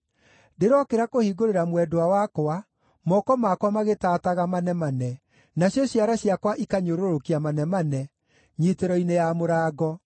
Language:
Kikuyu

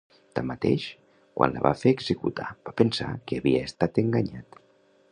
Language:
Catalan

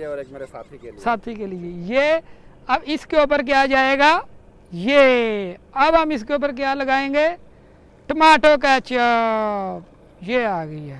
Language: Urdu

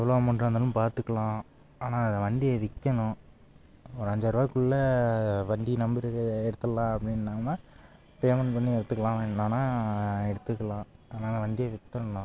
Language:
Tamil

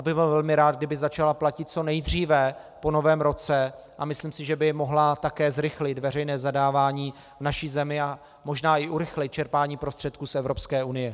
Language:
Czech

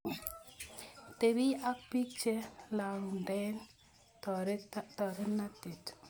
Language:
Kalenjin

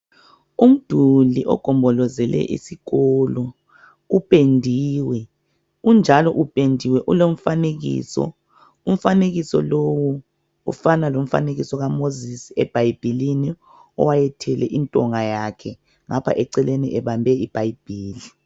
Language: North Ndebele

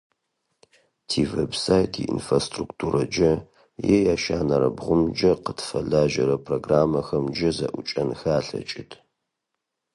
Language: Adyghe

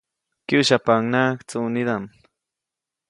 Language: Copainalá Zoque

